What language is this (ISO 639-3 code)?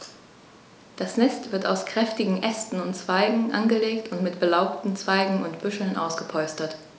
deu